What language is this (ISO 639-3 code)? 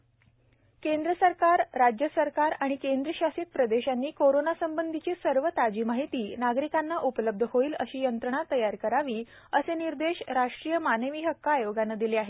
mar